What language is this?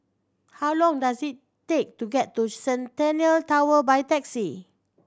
English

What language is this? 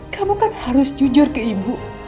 Indonesian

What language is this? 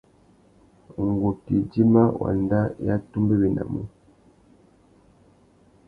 Tuki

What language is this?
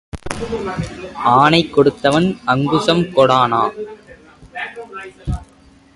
Tamil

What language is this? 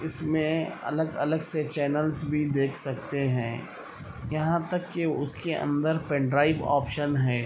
Urdu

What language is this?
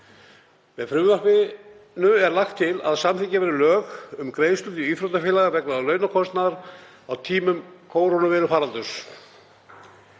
Icelandic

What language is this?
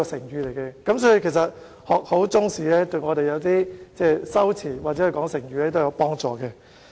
Cantonese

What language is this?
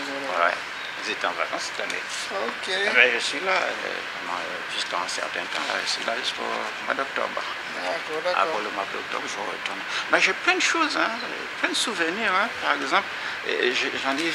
French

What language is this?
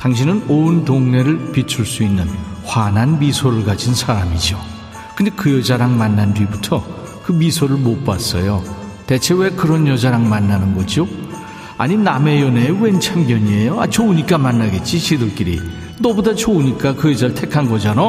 Korean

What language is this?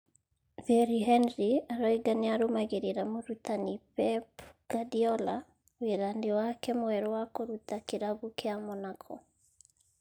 Kikuyu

